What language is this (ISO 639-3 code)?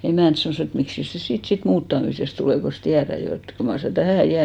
fin